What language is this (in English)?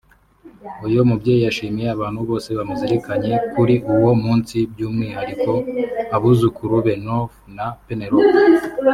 Kinyarwanda